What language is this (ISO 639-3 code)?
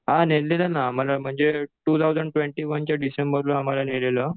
mar